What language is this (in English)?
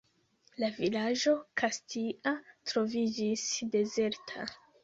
Esperanto